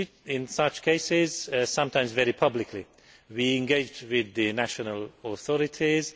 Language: English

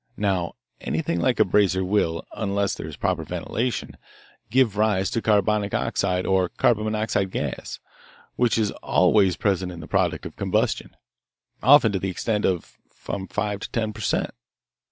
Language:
English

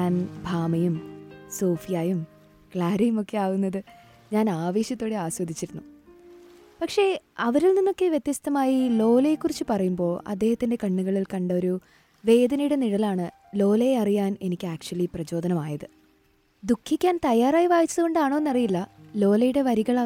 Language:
Malayalam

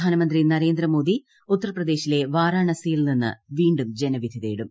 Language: Malayalam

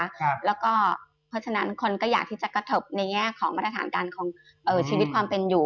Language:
Thai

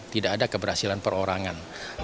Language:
Indonesian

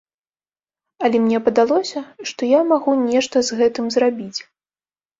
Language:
Belarusian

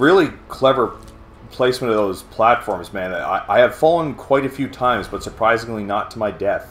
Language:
English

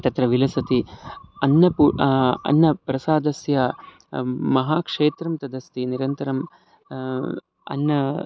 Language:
Sanskrit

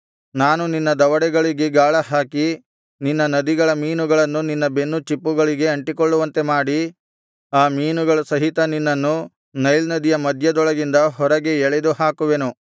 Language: Kannada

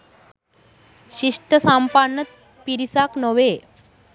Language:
Sinhala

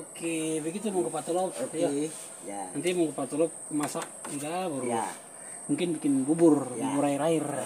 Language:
Indonesian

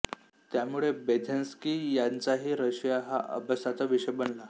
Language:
Marathi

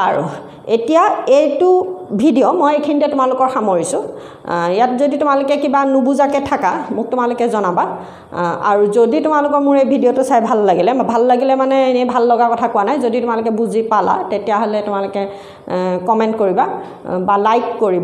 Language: English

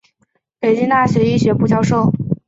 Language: Chinese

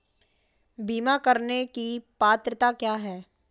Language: Hindi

